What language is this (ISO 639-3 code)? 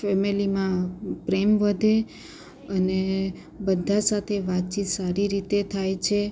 guj